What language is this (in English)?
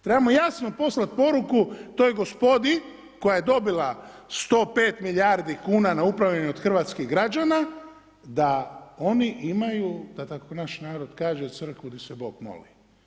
Croatian